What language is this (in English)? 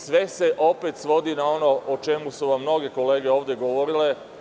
Serbian